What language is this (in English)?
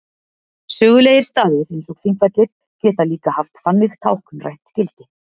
Icelandic